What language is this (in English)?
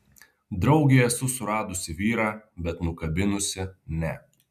Lithuanian